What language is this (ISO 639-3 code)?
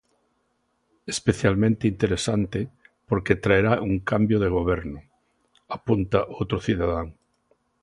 glg